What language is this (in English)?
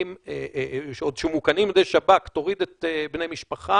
Hebrew